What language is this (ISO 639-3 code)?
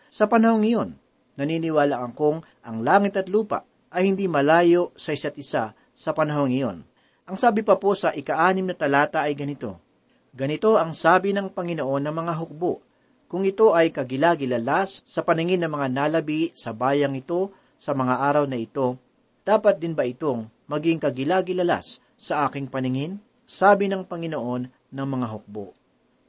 fil